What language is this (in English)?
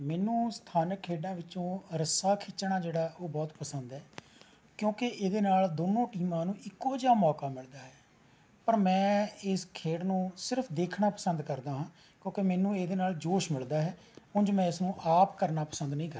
Punjabi